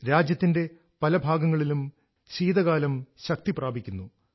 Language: Malayalam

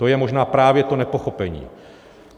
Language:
Czech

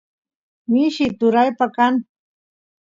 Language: Santiago del Estero Quichua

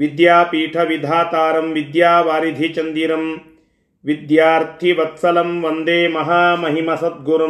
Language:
Kannada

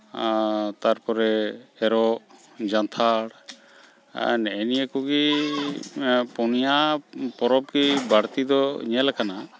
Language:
Santali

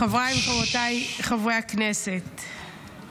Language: Hebrew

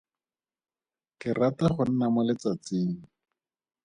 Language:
Tswana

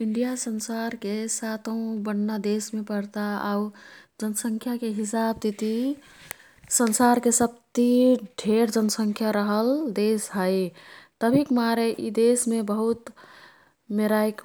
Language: Kathoriya Tharu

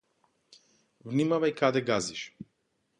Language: Macedonian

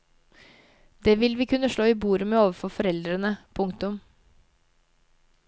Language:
Norwegian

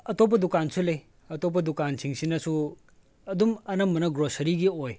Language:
Manipuri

